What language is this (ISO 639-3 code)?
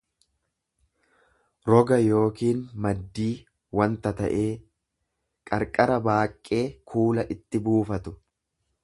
orm